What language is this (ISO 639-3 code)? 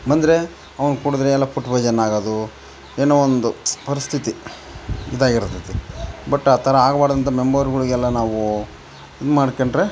kan